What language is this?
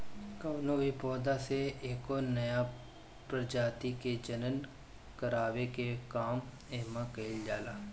Bhojpuri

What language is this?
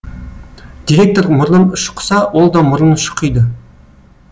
Kazakh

